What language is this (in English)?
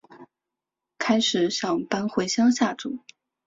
Chinese